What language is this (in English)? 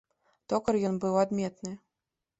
Belarusian